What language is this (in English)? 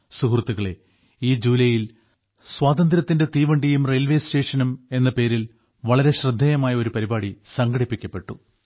Malayalam